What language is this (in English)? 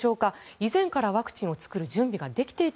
Japanese